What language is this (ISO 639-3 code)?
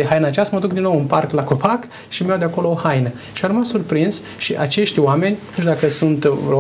ron